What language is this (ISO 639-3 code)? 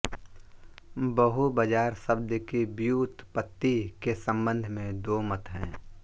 hin